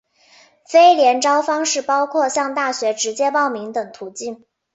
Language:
Chinese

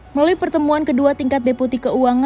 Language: Indonesian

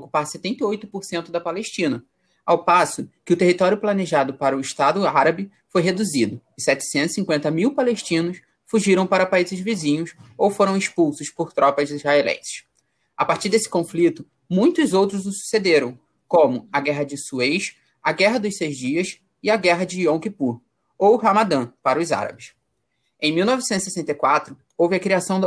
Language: Portuguese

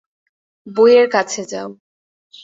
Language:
Bangla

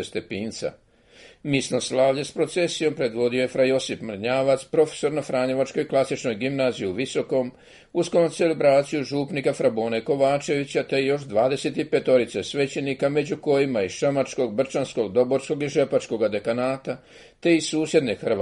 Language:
Croatian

